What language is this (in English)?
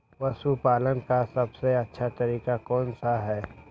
Magahi